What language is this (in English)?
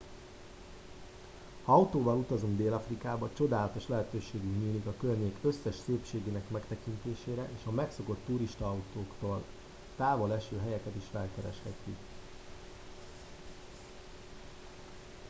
Hungarian